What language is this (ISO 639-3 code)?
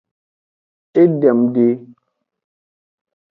ajg